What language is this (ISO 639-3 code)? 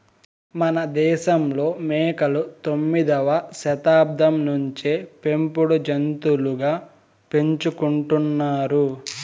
tel